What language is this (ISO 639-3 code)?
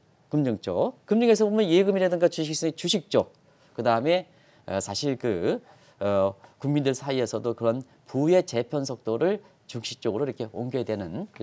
kor